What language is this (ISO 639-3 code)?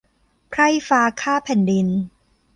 tha